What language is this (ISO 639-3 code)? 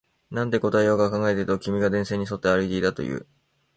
jpn